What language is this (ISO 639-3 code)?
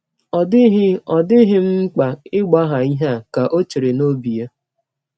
ibo